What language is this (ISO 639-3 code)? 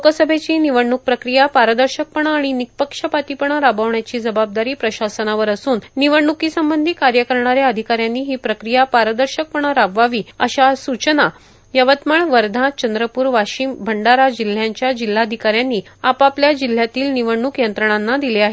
mar